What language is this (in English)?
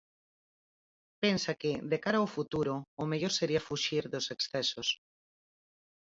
Galician